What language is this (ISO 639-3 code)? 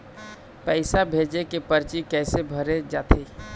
hne